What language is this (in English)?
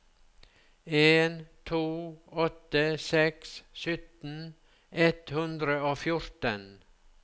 Norwegian